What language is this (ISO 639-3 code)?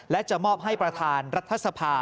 tha